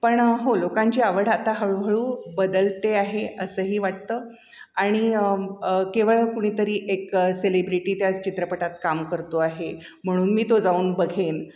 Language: Marathi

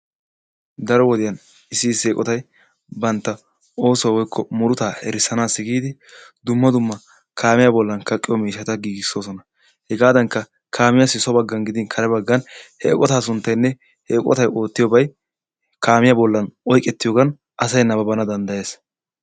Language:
Wolaytta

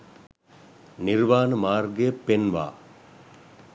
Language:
Sinhala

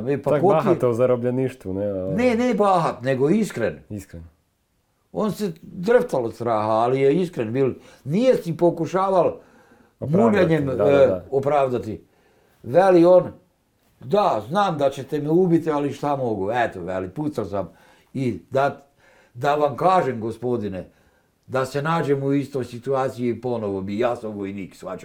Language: Croatian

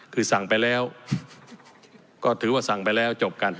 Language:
Thai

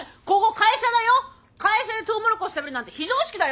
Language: Japanese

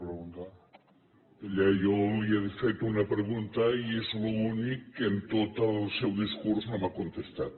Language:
Catalan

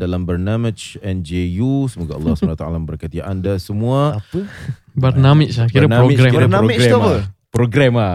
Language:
Malay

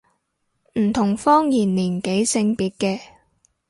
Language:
Cantonese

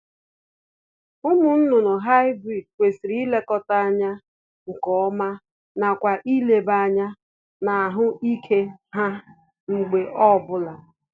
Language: Igbo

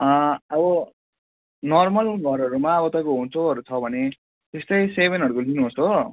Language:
Nepali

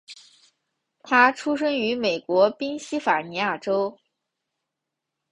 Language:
Chinese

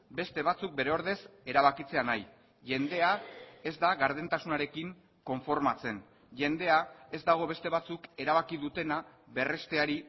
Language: Basque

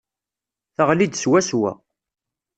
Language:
Kabyle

